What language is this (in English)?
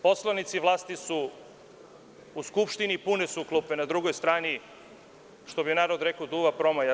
Serbian